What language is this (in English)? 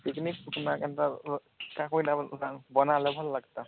Odia